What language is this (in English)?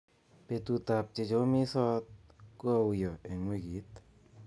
Kalenjin